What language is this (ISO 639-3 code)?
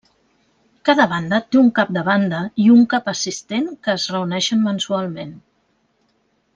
cat